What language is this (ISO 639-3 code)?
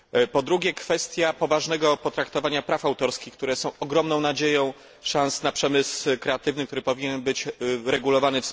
pol